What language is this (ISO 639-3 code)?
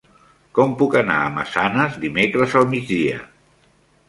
cat